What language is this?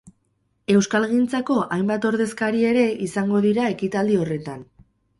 Basque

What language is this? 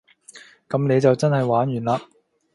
Cantonese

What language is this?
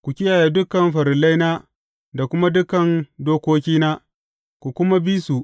Hausa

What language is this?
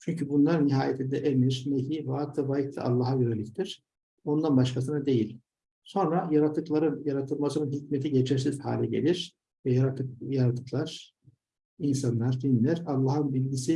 Turkish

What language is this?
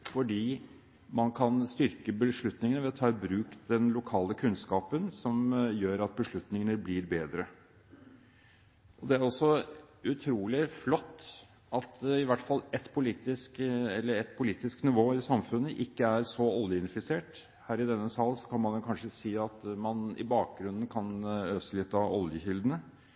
Norwegian Bokmål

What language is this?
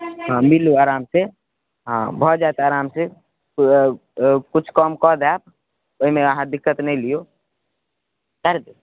Maithili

